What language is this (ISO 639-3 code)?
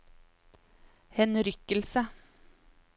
nor